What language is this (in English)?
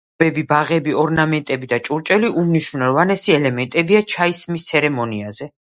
Georgian